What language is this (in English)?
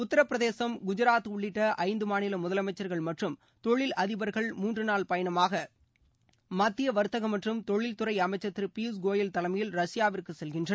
Tamil